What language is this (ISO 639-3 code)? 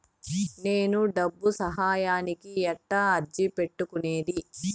tel